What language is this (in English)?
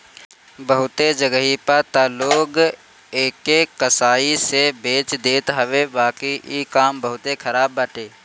Bhojpuri